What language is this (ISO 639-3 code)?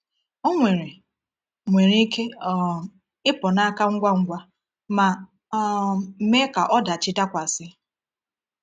ibo